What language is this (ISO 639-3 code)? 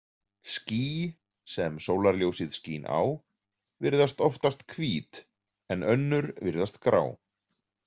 isl